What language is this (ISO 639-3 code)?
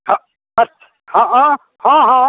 mai